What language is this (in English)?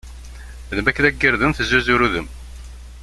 Kabyle